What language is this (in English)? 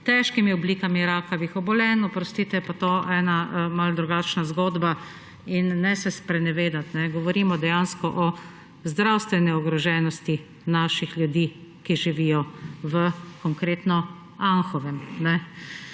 Slovenian